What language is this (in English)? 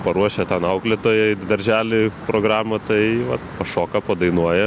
Lithuanian